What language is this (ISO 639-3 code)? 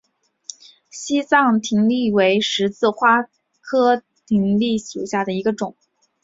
zho